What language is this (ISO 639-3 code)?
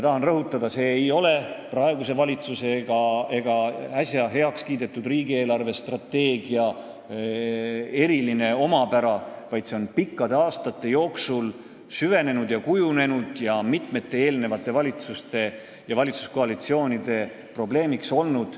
est